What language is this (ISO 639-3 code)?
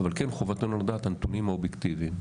heb